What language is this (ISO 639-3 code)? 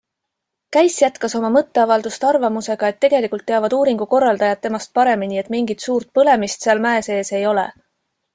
est